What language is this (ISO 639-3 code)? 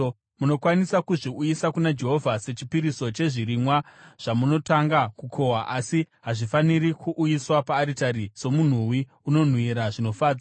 sna